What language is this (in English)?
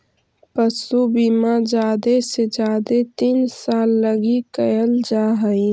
Magahi